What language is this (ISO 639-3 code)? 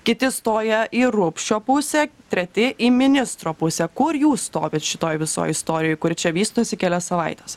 lit